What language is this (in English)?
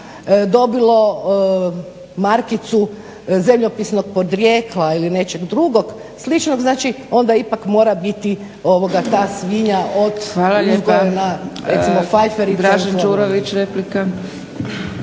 Croatian